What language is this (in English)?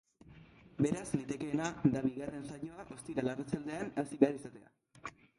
Basque